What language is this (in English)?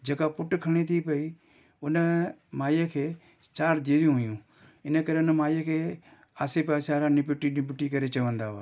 Sindhi